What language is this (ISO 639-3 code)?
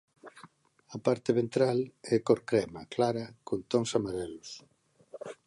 glg